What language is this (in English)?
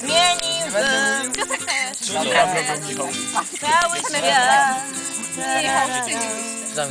Polish